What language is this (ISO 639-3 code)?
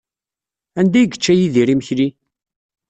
kab